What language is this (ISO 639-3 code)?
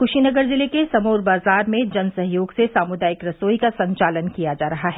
hin